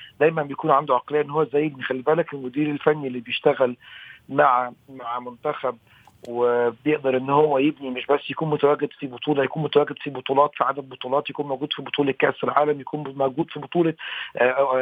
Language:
Arabic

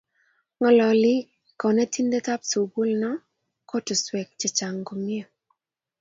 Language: Kalenjin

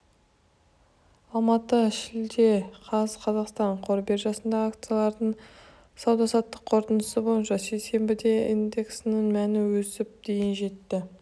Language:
Kazakh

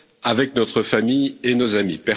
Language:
French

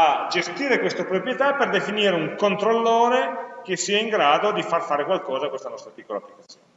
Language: Italian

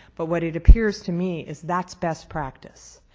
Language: English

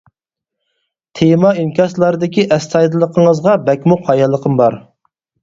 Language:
Uyghur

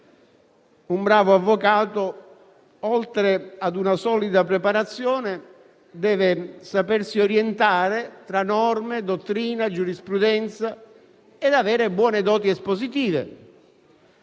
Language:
Italian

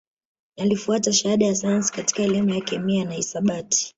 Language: Swahili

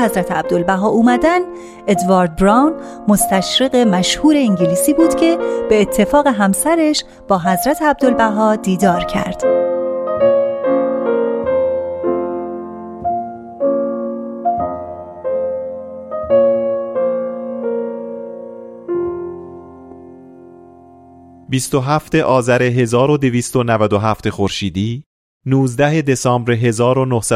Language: Persian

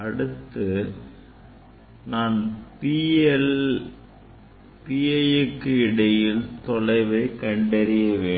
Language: Tamil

